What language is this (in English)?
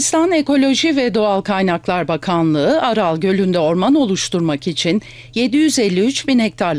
Turkish